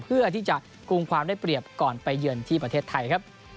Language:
Thai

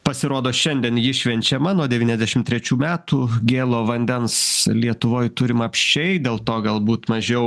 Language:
Lithuanian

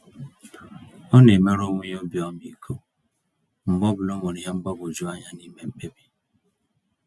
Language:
Igbo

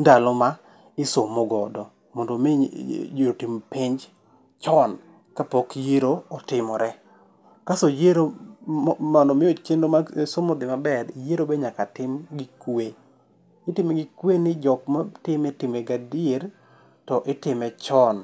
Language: Luo (Kenya and Tanzania)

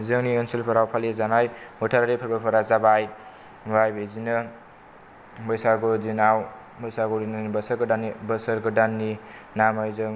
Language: Bodo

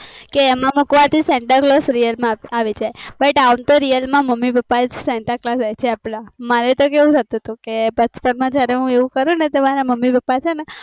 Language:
Gujarati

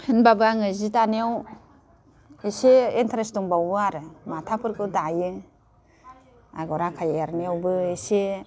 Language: Bodo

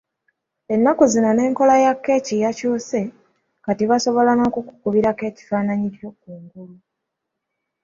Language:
Ganda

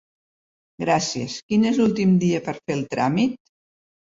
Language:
Catalan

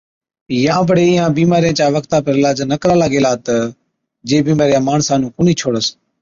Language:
Od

